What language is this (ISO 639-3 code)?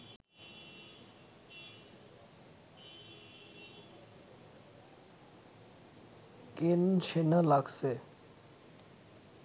ben